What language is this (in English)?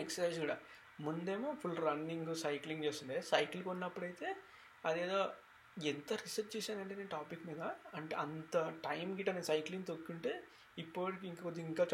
Telugu